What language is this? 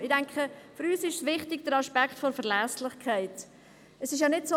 Swiss German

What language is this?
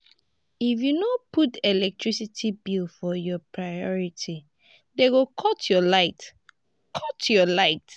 Nigerian Pidgin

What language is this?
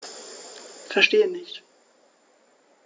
German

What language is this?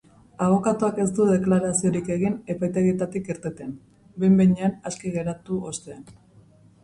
Basque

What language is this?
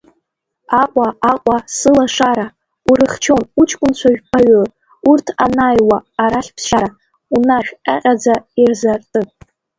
Abkhazian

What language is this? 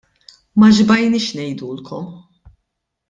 Maltese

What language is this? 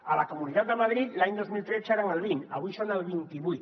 Catalan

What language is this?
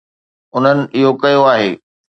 Sindhi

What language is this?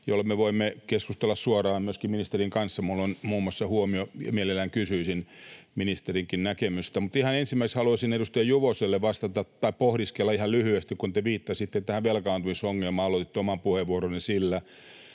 Finnish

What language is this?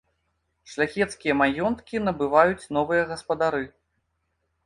Belarusian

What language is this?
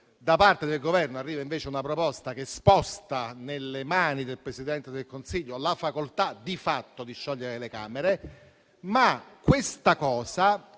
Italian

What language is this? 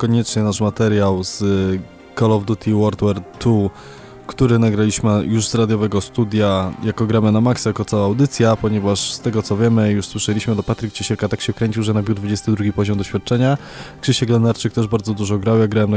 Polish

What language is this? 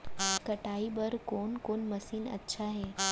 Chhattisgarhi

